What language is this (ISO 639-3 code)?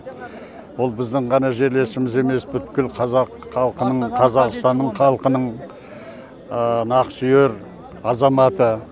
kaz